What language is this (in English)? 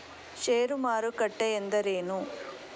Kannada